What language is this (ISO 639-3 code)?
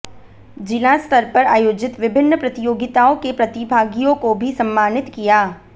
hin